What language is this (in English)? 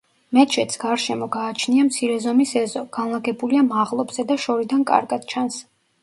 Georgian